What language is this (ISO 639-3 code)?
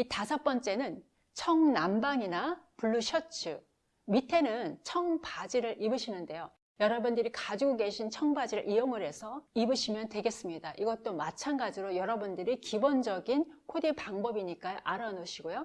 kor